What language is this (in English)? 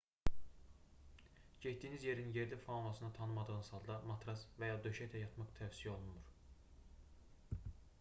Azerbaijani